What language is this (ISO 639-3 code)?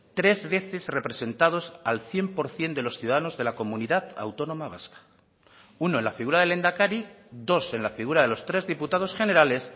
spa